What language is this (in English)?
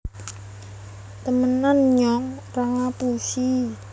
Javanese